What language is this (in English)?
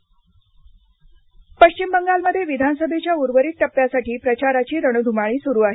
Marathi